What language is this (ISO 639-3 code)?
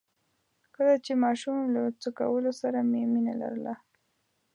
pus